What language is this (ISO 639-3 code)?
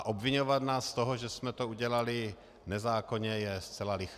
ces